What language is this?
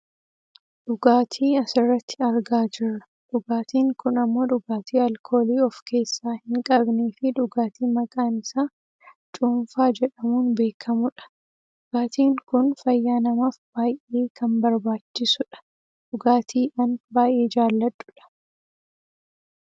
Oromo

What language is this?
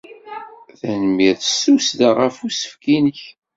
Kabyle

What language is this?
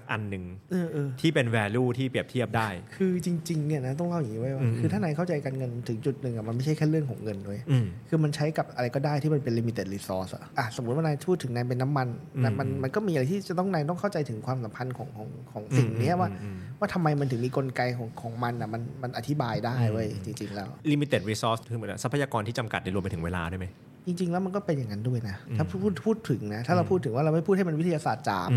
Thai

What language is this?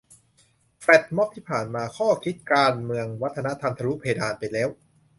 Thai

